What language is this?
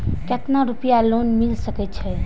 Maithili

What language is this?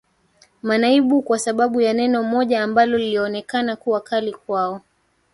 Swahili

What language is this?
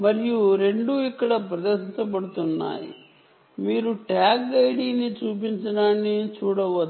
Telugu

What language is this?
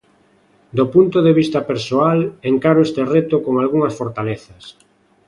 Galician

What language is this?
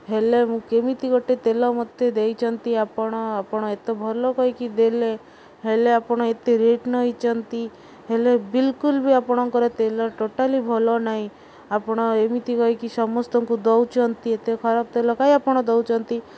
Odia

